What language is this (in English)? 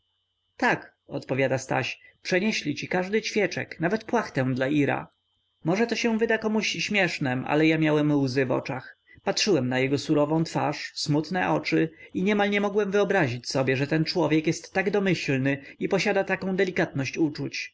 Polish